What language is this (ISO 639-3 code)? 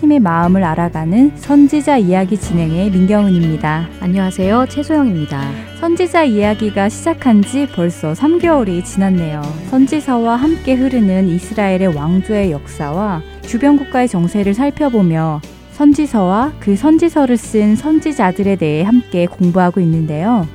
kor